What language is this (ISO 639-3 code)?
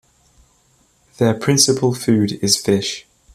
eng